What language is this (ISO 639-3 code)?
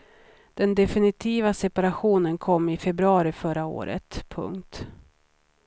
swe